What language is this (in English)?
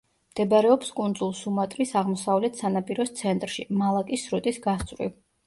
Georgian